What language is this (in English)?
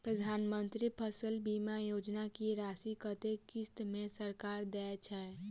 Maithili